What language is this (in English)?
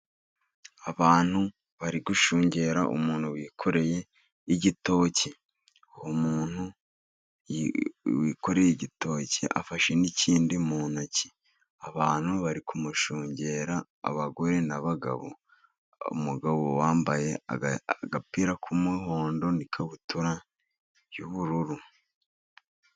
Kinyarwanda